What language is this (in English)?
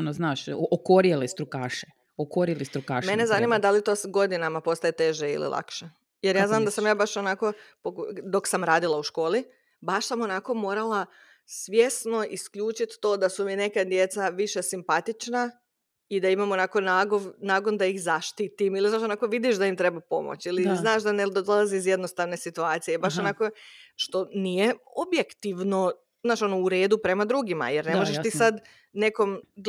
Croatian